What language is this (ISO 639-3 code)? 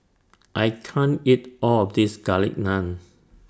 eng